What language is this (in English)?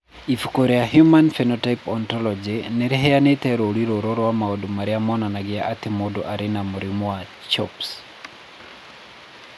Kikuyu